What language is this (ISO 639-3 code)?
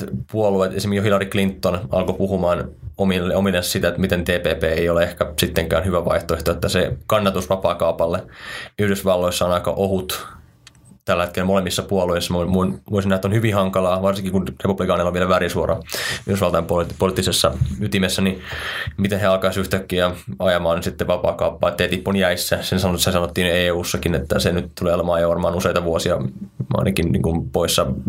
fin